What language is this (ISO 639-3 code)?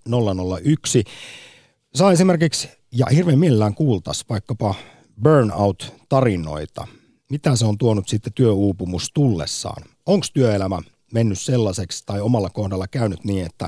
fin